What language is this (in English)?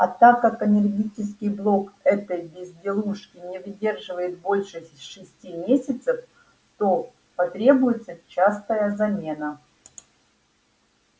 Russian